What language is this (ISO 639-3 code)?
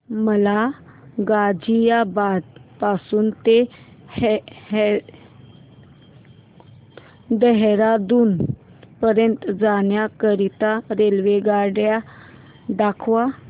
mar